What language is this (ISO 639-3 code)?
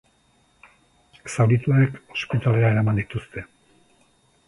eus